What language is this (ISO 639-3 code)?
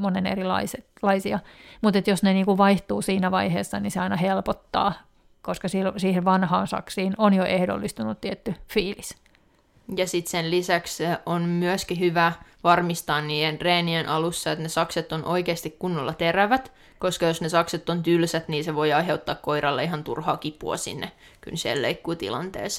fin